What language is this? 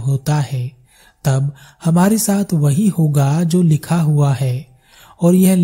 Hindi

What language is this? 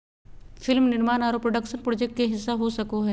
Magahi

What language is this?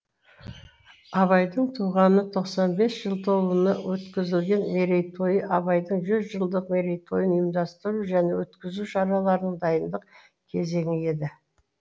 Kazakh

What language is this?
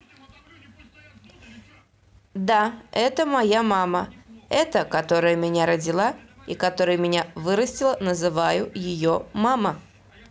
Russian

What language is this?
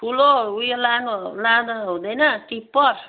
Nepali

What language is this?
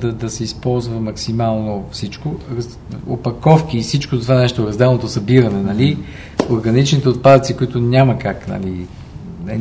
Bulgarian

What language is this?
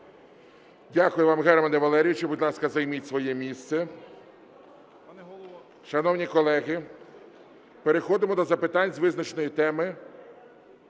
Ukrainian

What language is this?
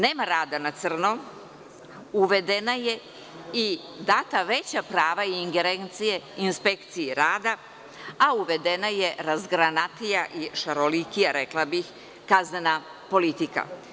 Serbian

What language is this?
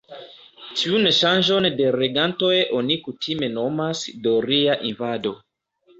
Esperanto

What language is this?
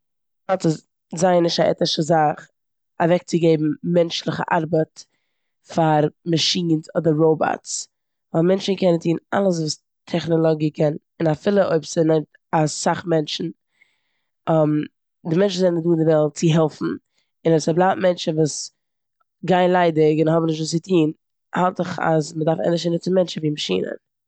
Yiddish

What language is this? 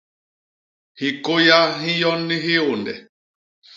Basaa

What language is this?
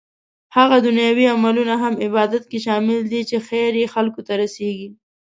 Pashto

